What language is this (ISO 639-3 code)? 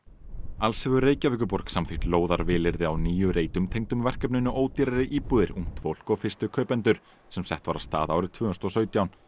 isl